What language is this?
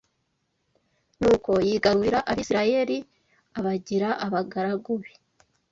Kinyarwanda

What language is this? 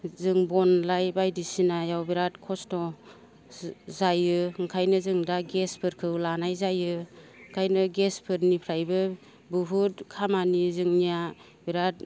Bodo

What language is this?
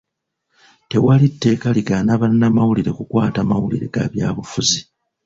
Ganda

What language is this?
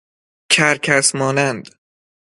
Persian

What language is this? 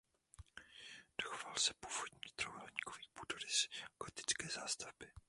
Czech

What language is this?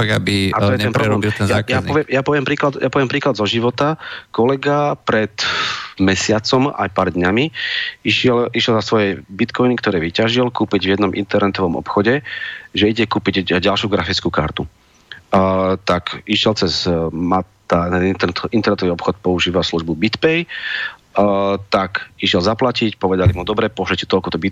Slovak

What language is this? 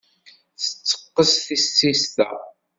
Kabyle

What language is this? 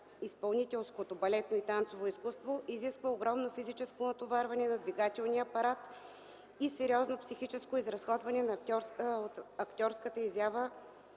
Bulgarian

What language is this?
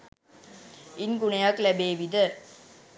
Sinhala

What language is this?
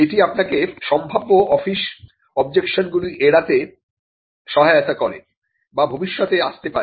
Bangla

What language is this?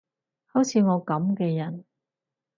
Cantonese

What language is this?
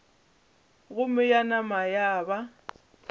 Northern Sotho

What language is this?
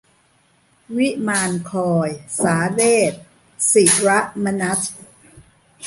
Thai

